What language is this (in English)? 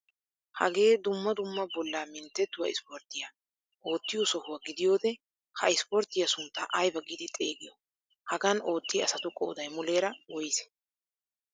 Wolaytta